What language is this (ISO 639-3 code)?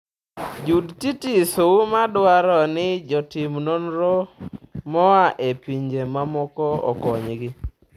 luo